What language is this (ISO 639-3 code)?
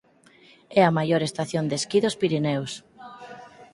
glg